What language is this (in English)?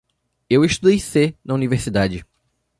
Portuguese